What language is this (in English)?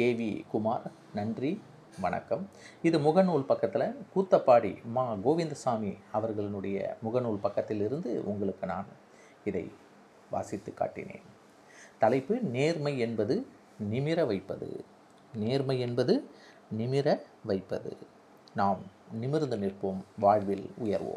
Tamil